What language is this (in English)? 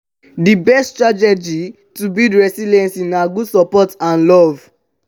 Nigerian Pidgin